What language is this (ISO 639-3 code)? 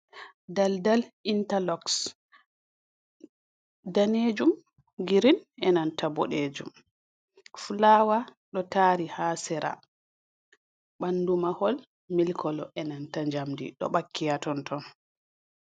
ful